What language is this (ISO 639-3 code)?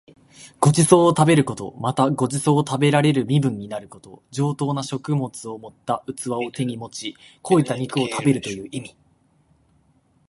jpn